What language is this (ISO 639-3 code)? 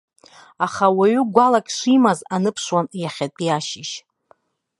abk